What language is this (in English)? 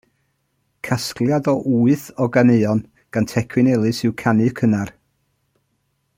Welsh